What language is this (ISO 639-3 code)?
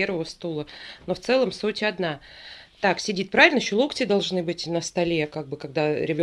rus